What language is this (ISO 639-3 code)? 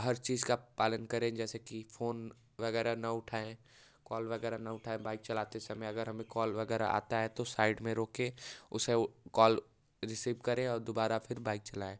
hin